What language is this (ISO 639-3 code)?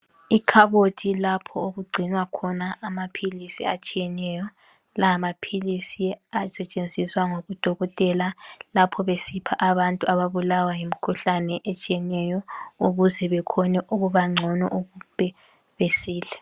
nde